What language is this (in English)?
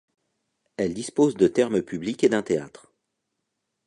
French